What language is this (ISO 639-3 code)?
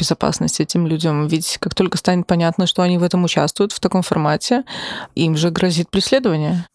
rus